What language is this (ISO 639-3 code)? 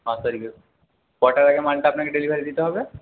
ben